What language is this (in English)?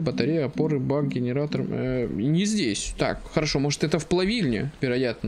Russian